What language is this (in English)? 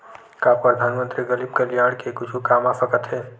Chhattisgarhi